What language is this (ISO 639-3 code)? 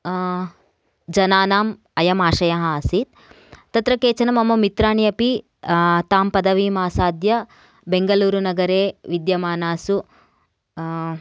san